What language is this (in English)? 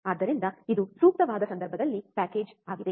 Kannada